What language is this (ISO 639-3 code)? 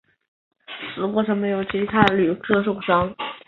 zho